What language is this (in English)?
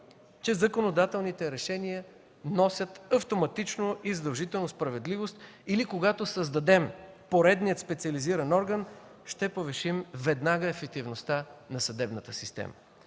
Bulgarian